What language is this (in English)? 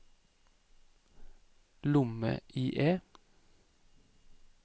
Norwegian